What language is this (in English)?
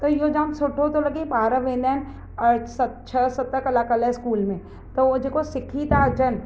Sindhi